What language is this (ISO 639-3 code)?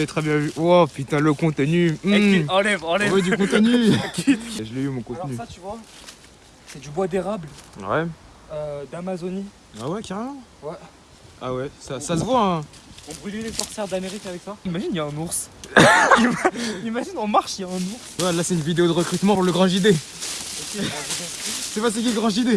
fra